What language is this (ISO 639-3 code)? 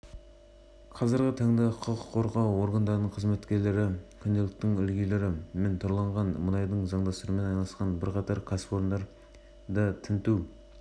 kaz